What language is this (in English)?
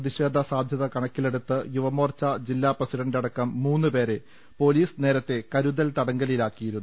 Malayalam